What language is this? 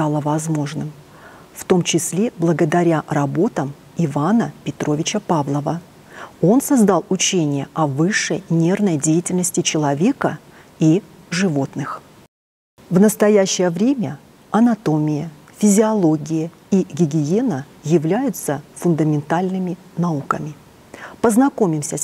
Russian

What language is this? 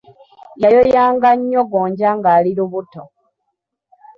Ganda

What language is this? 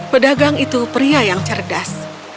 Indonesian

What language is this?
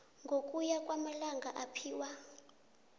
South Ndebele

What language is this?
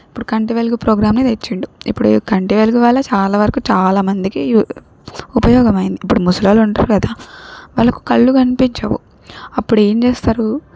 Telugu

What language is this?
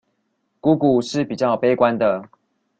Chinese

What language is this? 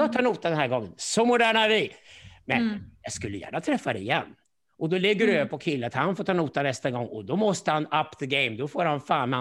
Swedish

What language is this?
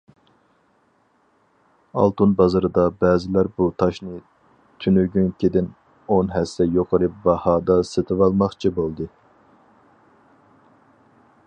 Uyghur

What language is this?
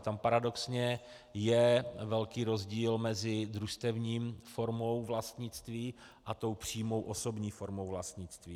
Czech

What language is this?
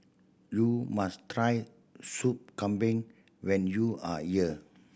English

